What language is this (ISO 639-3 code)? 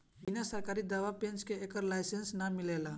bho